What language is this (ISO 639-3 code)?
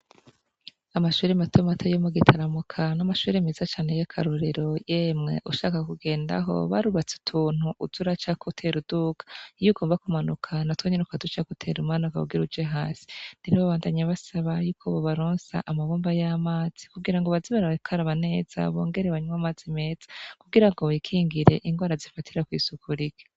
run